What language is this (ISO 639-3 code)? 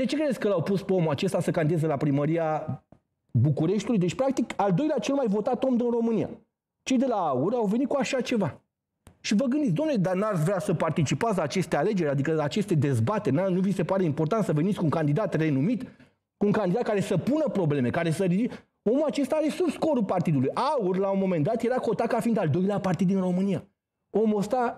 ron